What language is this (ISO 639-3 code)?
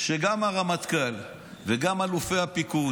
heb